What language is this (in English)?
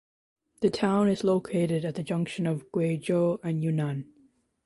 English